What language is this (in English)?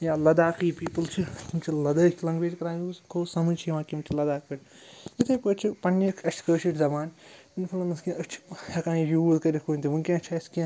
Kashmiri